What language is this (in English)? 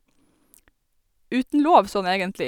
Norwegian